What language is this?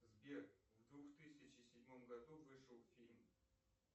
Russian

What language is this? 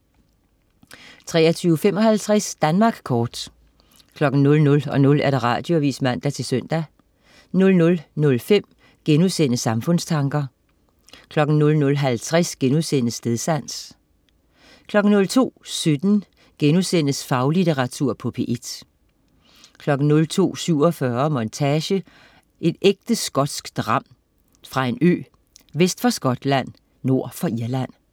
Danish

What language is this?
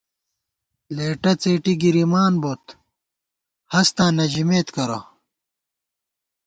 Gawar-Bati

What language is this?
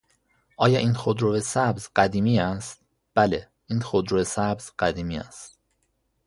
Persian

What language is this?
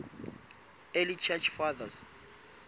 Southern Sotho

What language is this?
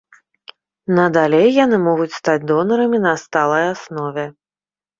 Belarusian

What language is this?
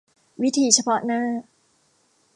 Thai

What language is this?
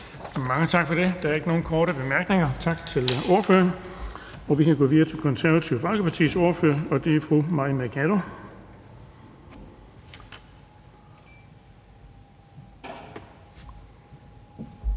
Danish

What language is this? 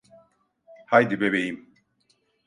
Turkish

